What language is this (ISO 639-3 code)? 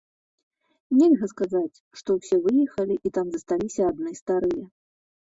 bel